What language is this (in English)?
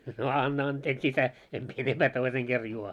Finnish